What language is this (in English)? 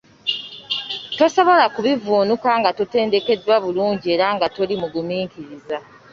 Ganda